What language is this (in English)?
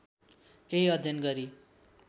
Nepali